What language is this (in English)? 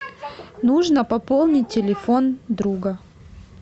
Russian